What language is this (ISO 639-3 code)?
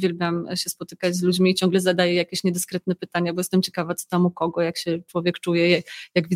pol